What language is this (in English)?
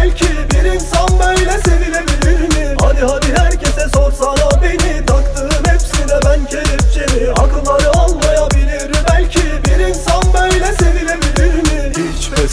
Turkish